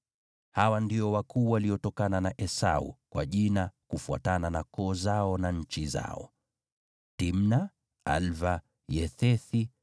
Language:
Swahili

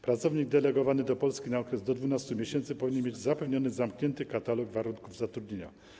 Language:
Polish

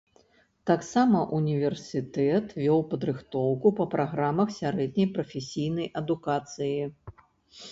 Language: Belarusian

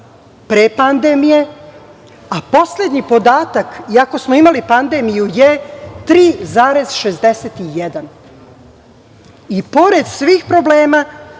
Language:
Serbian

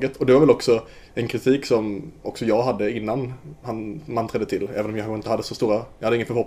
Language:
Swedish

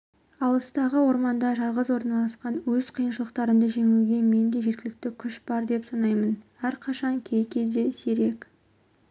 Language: Kazakh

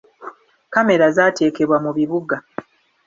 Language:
Ganda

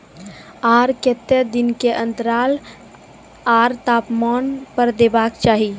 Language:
Maithili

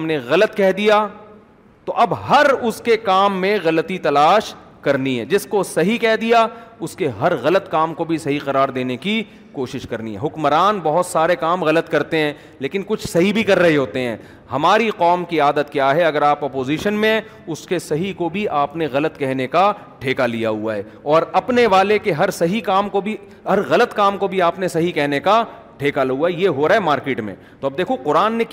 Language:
Urdu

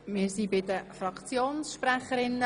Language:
Swiss German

